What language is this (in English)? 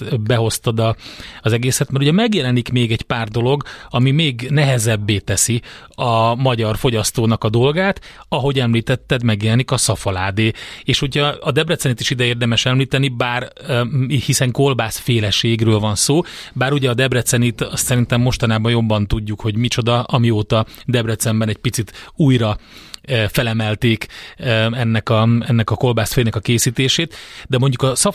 Hungarian